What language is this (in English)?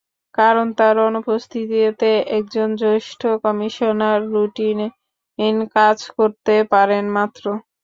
Bangla